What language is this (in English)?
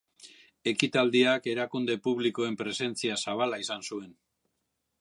Basque